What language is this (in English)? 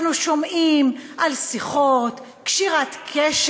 Hebrew